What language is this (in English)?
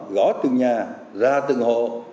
Vietnamese